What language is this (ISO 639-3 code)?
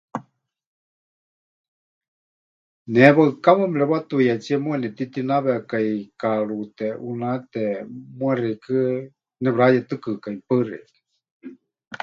hch